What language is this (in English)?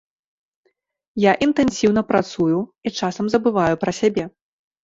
Belarusian